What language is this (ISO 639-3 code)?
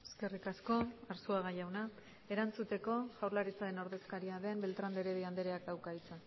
eus